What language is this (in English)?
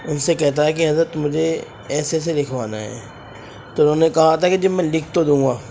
Urdu